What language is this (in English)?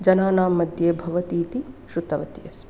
Sanskrit